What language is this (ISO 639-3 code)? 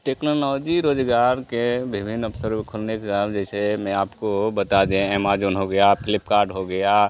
hin